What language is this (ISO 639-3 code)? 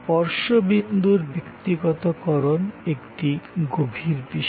ben